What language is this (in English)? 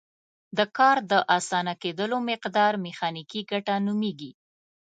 Pashto